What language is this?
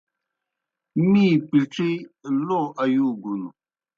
Kohistani Shina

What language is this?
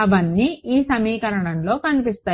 Telugu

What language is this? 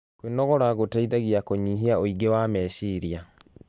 Kikuyu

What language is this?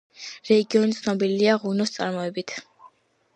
Georgian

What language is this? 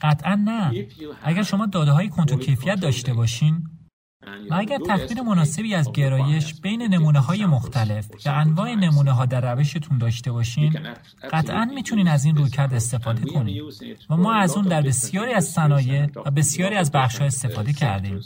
Persian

